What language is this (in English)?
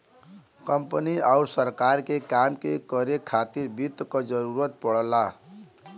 Bhojpuri